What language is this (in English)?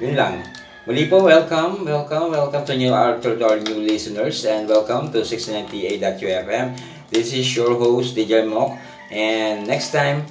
Filipino